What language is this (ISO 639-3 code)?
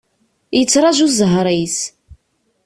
kab